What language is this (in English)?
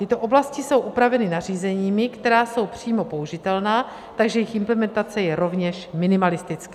Czech